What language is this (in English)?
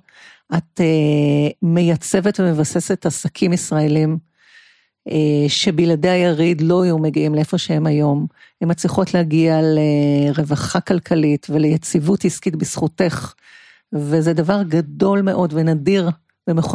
Hebrew